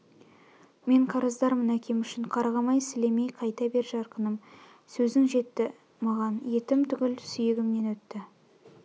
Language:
Kazakh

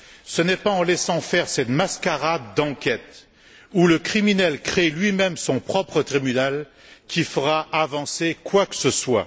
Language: French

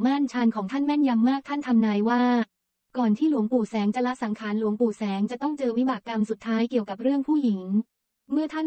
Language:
Thai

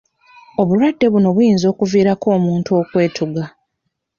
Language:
Ganda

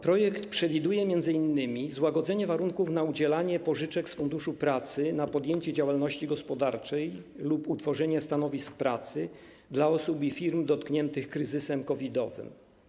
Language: Polish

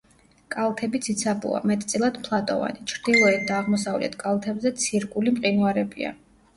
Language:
Georgian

